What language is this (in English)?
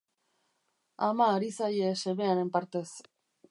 Basque